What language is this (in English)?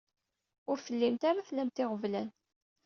Kabyle